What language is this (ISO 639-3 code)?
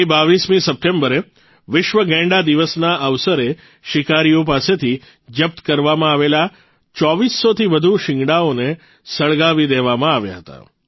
guj